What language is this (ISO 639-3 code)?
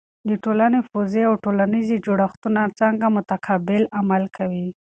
pus